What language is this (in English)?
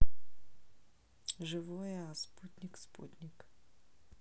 Russian